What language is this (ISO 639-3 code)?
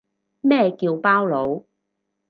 yue